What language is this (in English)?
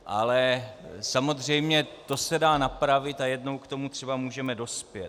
Czech